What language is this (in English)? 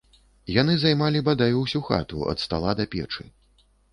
Belarusian